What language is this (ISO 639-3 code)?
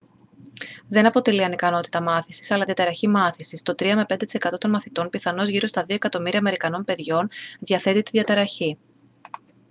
ell